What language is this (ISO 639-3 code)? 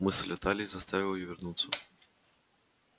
rus